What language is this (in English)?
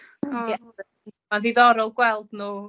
Welsh